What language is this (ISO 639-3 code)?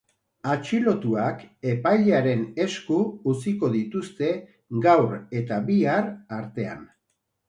eus